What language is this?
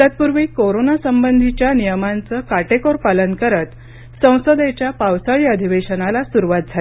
Marathi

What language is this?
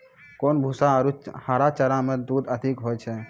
Maithili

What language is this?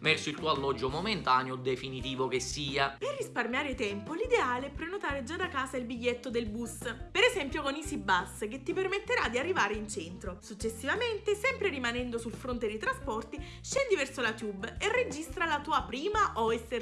Italian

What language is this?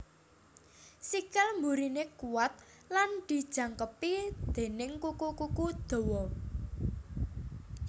Javanese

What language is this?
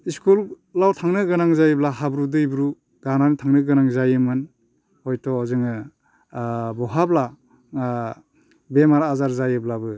Bodo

